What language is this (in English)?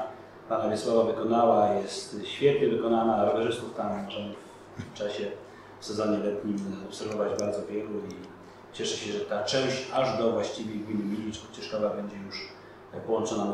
Polish